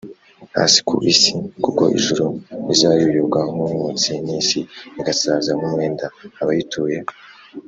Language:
Kinyarwanda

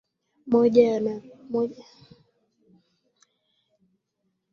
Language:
Swahili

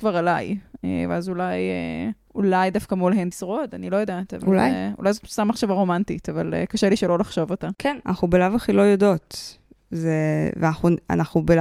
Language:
Hebrew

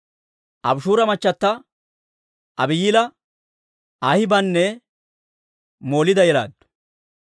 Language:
Dawro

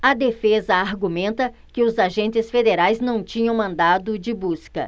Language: Portuguese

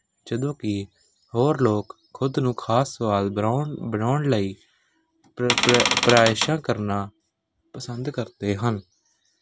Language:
Punjabi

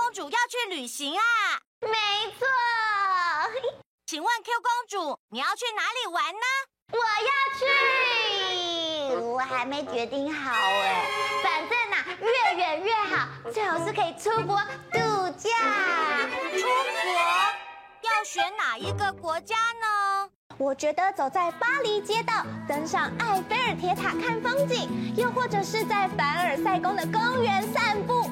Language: Chinese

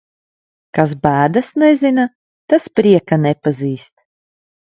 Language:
Latvian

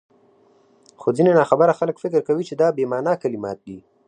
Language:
Pashto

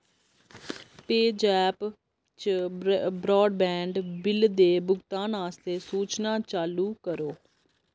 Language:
Dogri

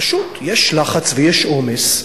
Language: Hebrew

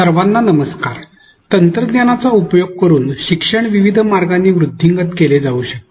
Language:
Marathi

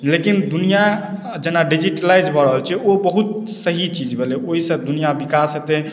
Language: Maithili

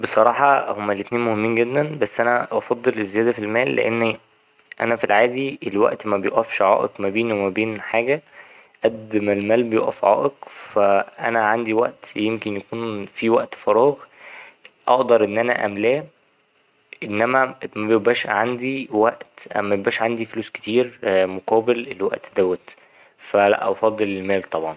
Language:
Egyptian Arabic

